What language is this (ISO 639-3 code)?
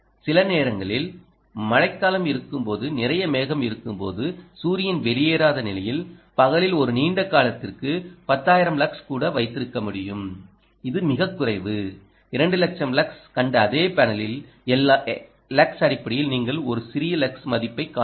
tam